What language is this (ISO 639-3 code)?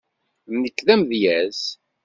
kab